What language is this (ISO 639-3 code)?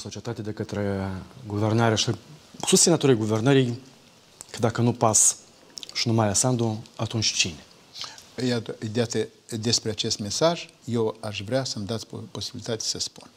ron